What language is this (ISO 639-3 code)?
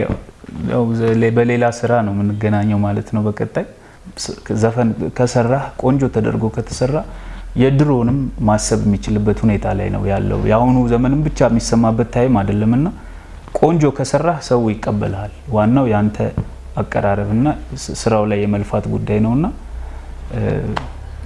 amh